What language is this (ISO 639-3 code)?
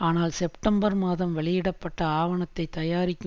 tam